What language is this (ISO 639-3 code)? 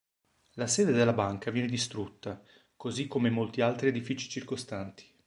ita